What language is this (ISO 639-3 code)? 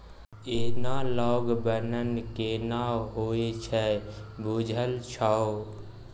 mai